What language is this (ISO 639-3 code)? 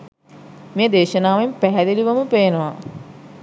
sin